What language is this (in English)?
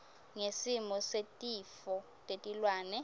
Swati